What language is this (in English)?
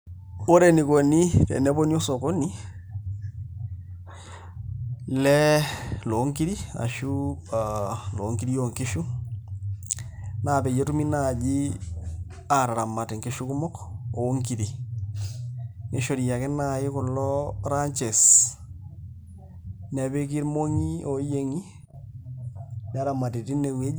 Masai